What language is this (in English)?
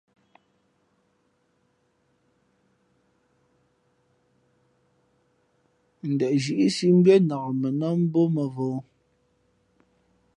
Fe'fe'